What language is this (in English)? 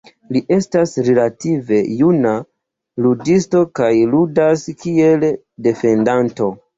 Esperanto